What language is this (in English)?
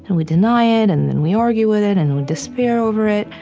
English